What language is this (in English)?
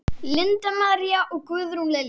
Icelandic